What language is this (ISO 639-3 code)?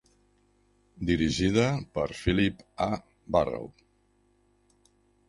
cat